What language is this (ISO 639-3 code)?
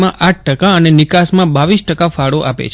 guj